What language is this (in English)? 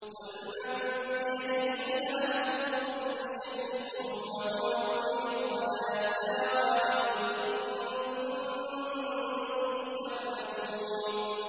Arabic